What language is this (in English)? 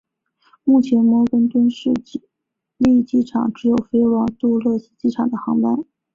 Chinese